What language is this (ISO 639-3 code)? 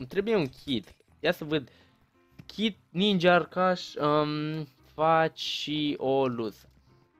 ron